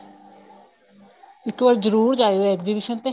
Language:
Punjabi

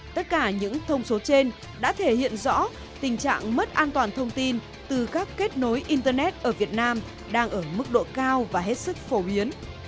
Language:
Vietnamese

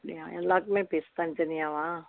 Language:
Tamil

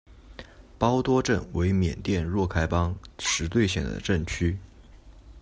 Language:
Chinese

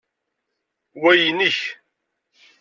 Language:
Kabyle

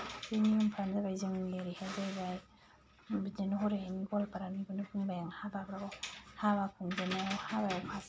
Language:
Bodo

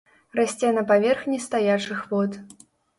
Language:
Belarusian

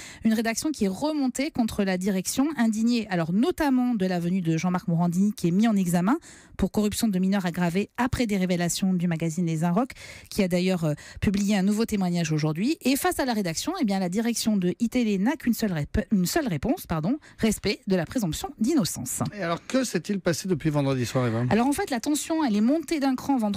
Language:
French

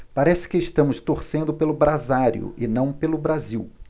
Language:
Portuguese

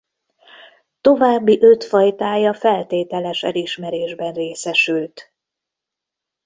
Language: Hungarian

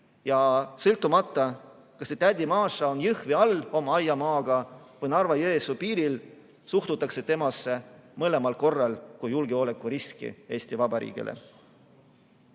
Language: Estonian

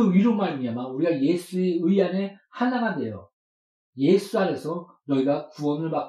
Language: Korean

